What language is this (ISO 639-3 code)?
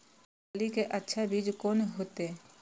mai